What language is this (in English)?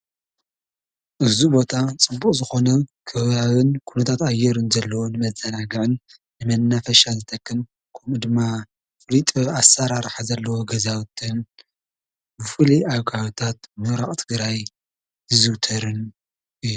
Tigrinya